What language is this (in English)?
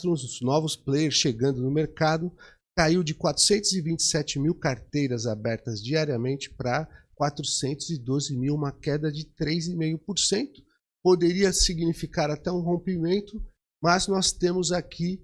Portuguese